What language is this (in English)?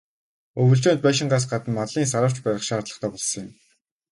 Mongolian